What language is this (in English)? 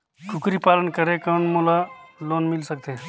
Chhattisgarhi